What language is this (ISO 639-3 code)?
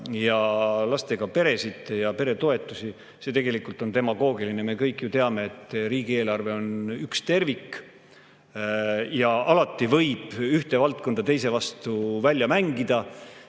est